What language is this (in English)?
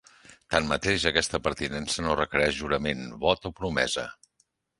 Catalan